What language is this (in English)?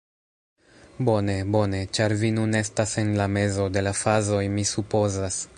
Esperanto